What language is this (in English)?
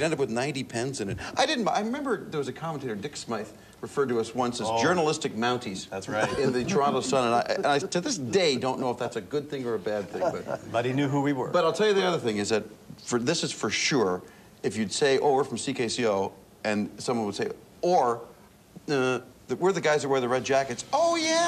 English